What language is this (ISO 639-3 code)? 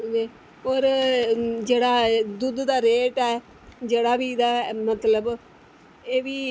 doi